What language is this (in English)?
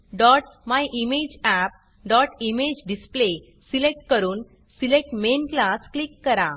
Marathi